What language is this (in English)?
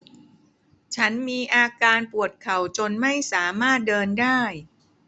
Thai